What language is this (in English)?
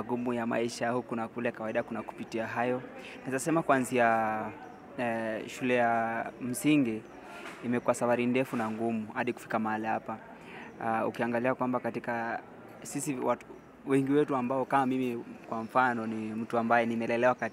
Swahili